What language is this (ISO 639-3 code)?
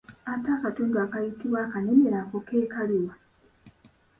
lug